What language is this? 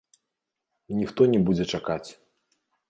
Belarusian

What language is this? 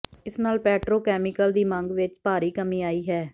Punjabi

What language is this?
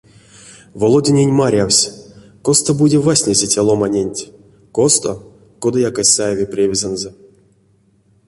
Erzya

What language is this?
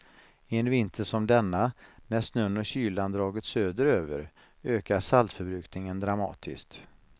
Swedish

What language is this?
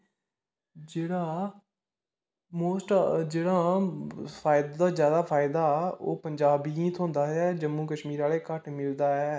Dogri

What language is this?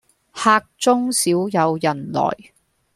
Cantonese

